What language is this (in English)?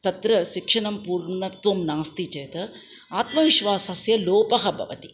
Sanskrit